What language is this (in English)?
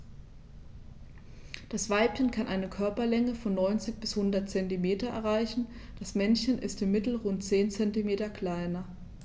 German